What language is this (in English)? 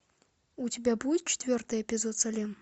Russian